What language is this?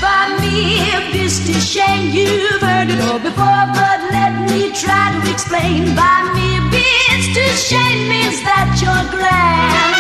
Greek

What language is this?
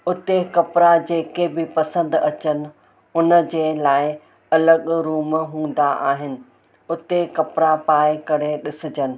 Sindhi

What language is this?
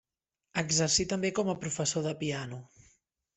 Catalan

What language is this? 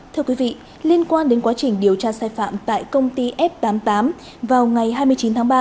Vietnamese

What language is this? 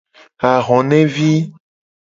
Gen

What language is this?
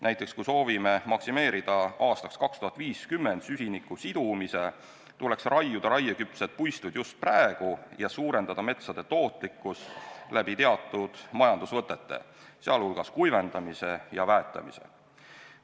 Estonian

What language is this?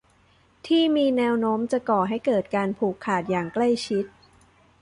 Thai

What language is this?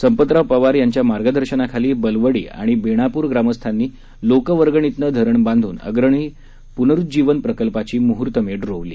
Marathi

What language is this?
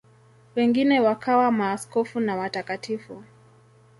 Swahili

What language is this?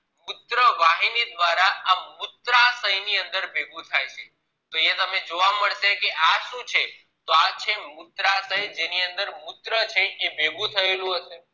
Gujarati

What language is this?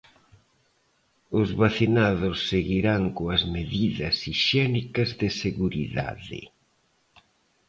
Galician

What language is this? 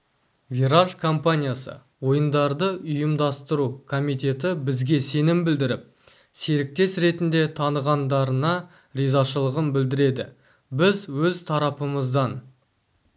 Kazakh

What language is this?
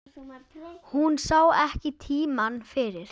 Icelandic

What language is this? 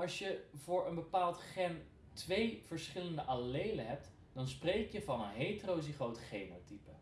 Dutch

